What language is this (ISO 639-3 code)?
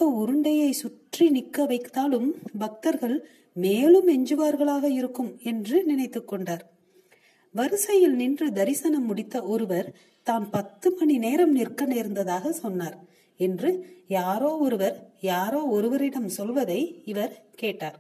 tam